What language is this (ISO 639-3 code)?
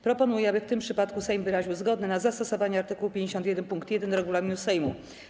pol